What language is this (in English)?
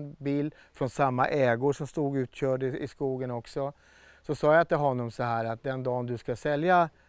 Swedish